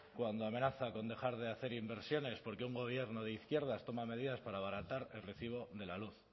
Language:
Spanish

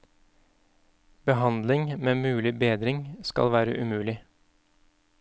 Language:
Norwegian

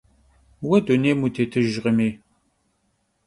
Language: Kabardian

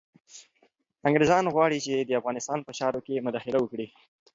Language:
Pashto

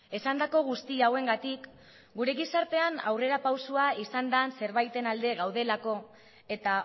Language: Basque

